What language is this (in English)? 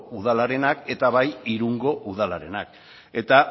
Basque